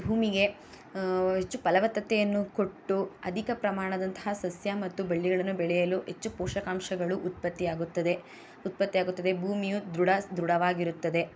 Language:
Kannada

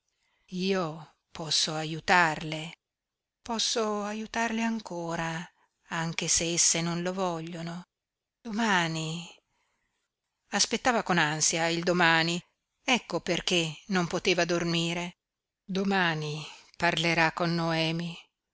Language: Italian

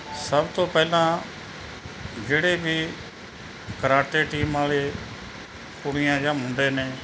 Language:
Punjabi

